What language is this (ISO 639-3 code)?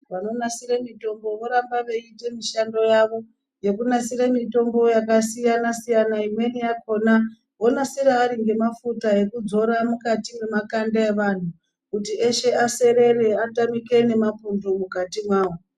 ndc